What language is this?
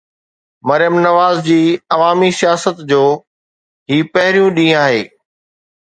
Sindhi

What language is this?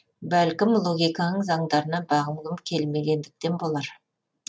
Kazakh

